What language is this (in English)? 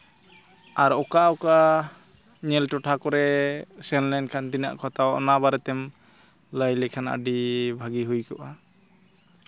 Santali